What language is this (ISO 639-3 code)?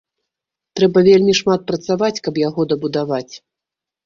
bel